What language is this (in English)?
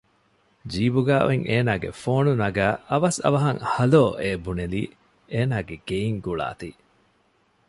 Divehi